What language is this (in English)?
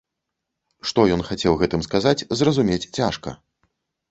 Belarusian